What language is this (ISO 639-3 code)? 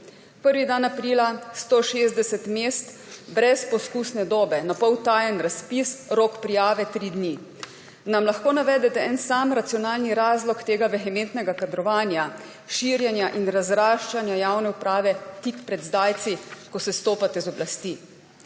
slv